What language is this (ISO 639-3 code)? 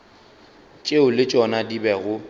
nso